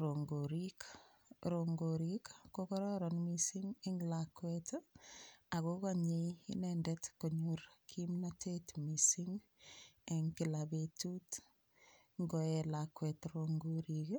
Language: Kalenjin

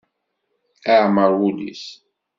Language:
Kabyle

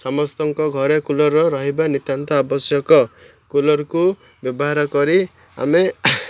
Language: Odia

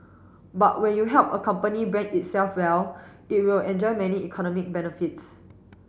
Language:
English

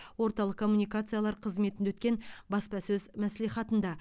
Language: Kazakh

